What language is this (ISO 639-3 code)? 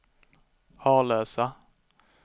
swe